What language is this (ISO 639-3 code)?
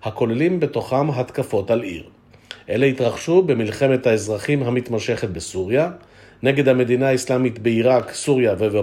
heb